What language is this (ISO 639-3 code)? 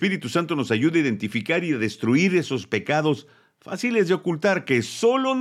spa